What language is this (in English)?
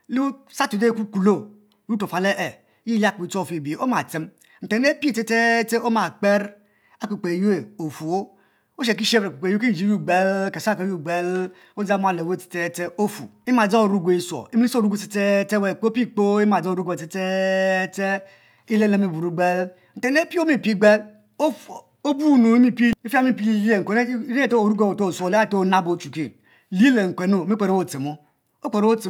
Mbe